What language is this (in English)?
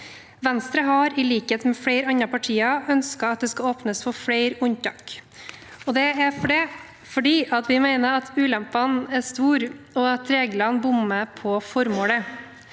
Norwegian